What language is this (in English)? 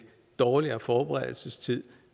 Danish